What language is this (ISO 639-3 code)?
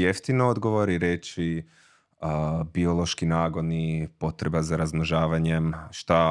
hrv